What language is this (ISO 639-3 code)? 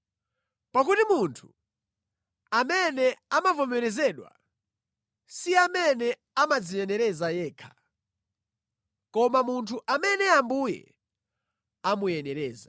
nya